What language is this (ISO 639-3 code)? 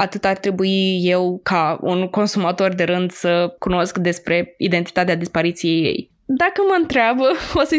ron